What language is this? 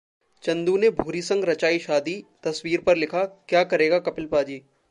Hindi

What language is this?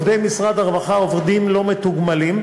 Hebrew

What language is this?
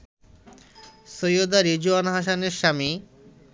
Bangla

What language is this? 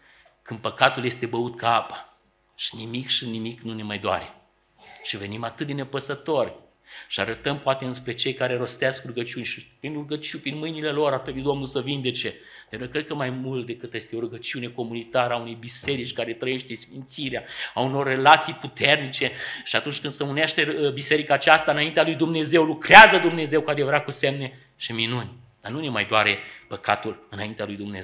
Romanian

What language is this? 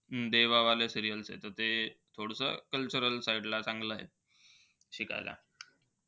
Marathi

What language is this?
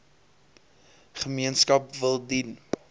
Afrikaans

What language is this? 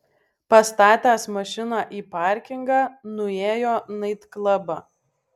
Lithuanian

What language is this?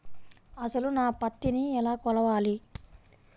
Telugu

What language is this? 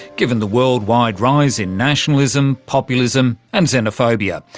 English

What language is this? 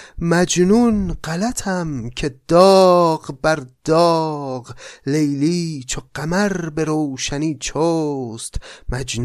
Persian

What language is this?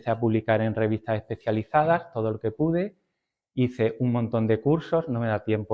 Spanish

